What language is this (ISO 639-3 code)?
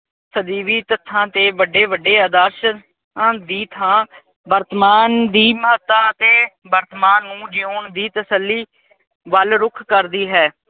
pan